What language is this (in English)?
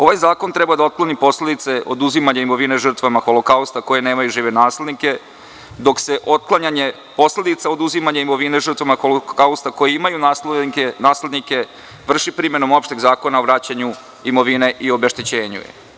Serbian